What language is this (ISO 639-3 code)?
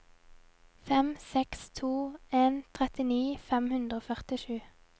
nor